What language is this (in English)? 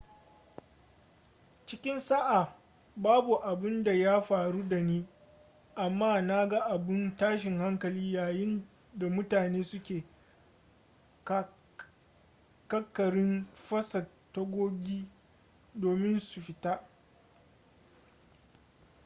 Hausa